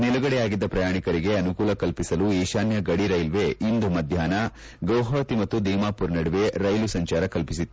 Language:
Kannada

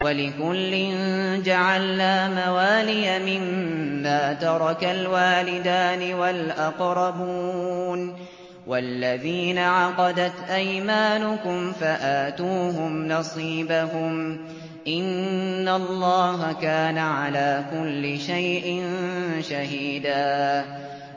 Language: Arabic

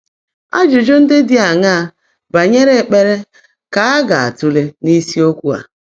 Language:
Igbo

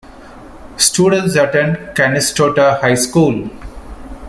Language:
English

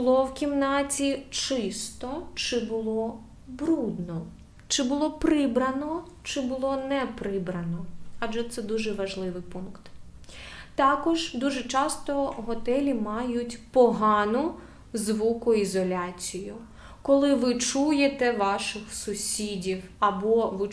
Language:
Ukrainian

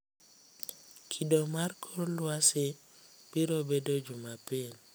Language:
Luo (Kenya and Tanzania)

